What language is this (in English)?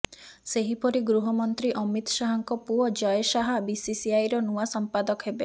Odia